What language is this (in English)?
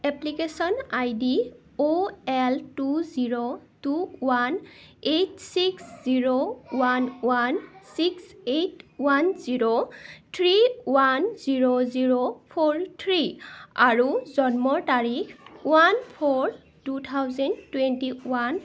Assamese